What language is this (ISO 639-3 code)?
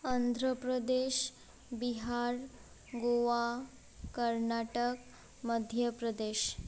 sat